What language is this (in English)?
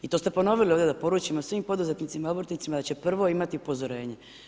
Croatian